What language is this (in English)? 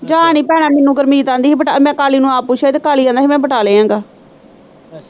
Punjabi